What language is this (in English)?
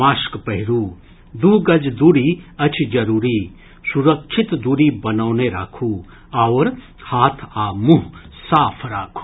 Maithili